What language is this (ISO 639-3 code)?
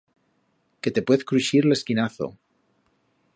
arg